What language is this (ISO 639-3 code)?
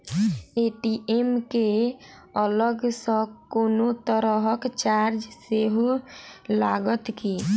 mai